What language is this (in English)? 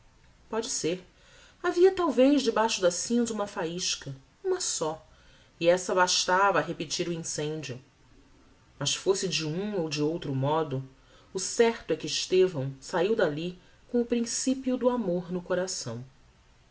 Portuguese